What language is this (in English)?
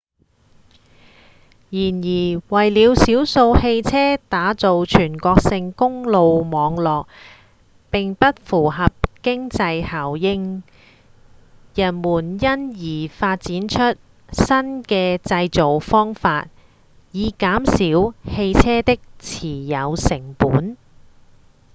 Cantonese